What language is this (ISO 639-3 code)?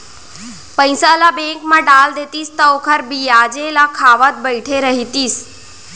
hne